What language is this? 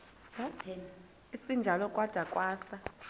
Xhosa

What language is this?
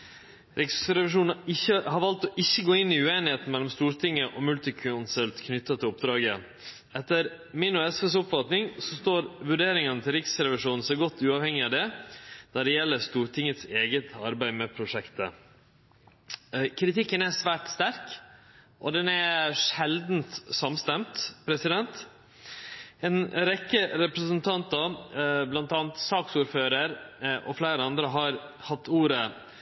Norwegian Nynorsk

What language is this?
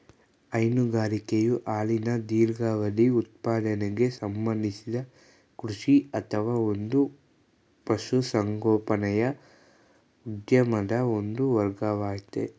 Kannada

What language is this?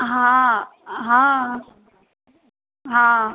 Sindhi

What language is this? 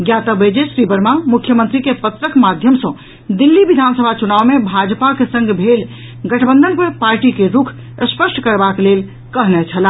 Maithili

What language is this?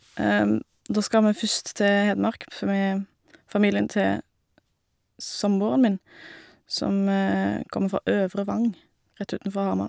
Norwegian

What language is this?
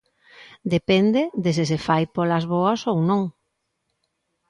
Galician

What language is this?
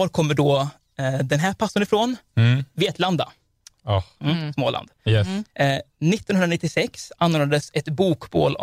Swedish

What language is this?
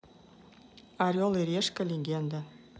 Russian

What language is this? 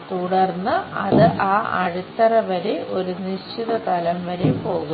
Malayalam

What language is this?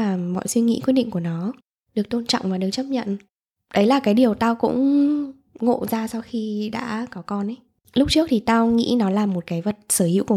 Vietnamese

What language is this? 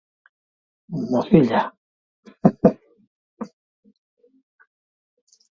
Basque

